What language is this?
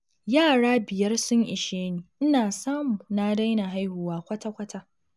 Hausa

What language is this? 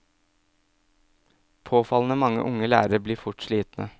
Norwegian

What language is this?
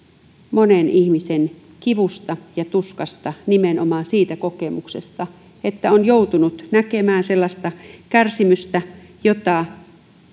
Finnish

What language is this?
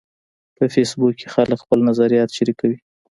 Pashto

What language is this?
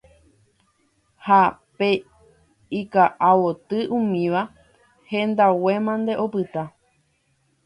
Guarani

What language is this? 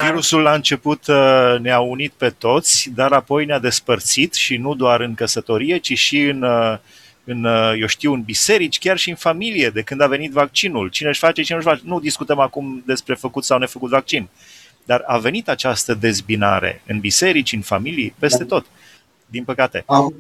Romanian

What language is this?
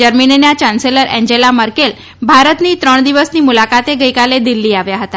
Gujarati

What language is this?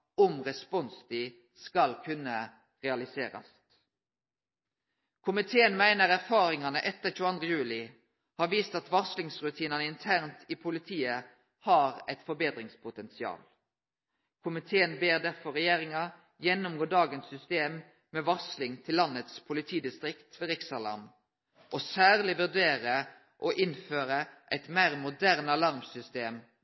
Norwegian Nynorsk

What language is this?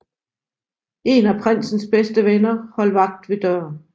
Danish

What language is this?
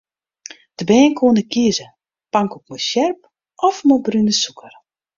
Western Frisian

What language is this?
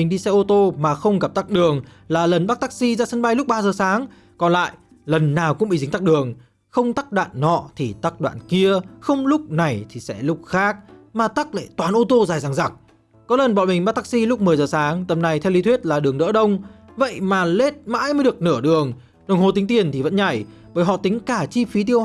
Vietnamese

